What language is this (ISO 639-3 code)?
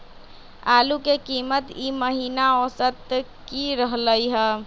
mag